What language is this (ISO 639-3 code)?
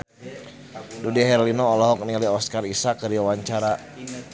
sun